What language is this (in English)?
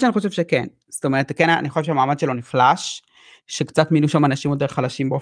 Hebrew